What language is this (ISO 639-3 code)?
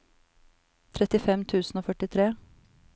nor